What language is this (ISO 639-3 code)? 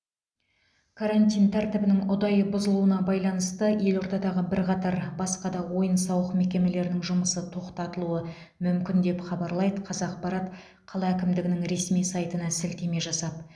kaz